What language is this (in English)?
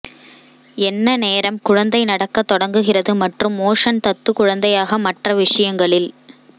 Tamil